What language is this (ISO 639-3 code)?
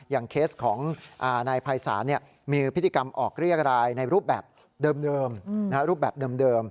tha